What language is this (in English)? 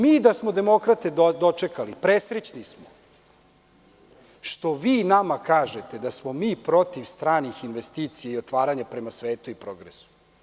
Serbian